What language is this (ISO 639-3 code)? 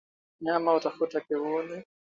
swa